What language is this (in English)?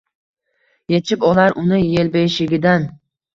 Uzbek